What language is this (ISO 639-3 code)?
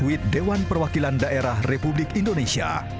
ind